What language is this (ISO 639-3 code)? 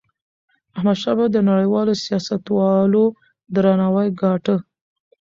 pus